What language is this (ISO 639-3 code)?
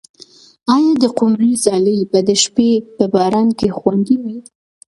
pus